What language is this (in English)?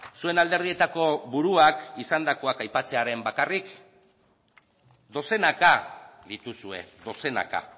Basque